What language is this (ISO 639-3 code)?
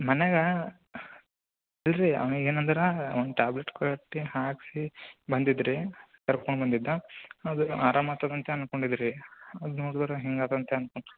kan